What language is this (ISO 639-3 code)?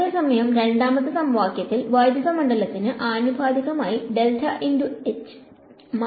mal